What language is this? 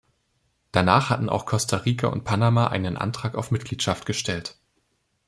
German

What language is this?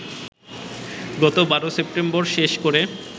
Bangla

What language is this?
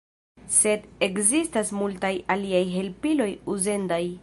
Esperanto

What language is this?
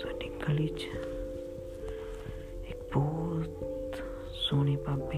Punjabi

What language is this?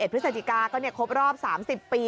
Thai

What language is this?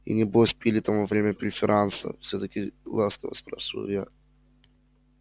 Russian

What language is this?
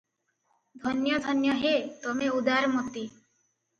Odia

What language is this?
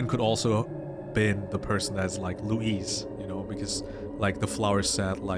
English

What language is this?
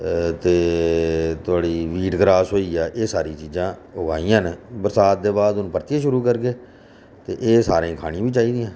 Dogri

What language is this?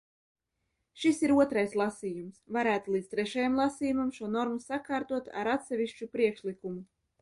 Latvian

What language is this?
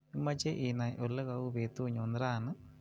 Kalenjin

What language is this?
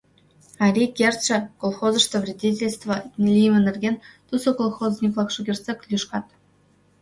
Mari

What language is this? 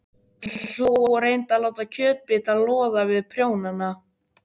Icelandic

